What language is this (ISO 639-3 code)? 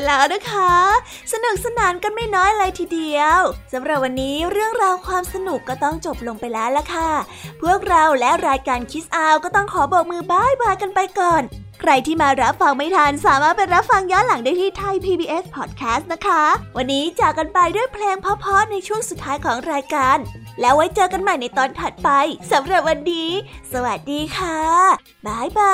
tha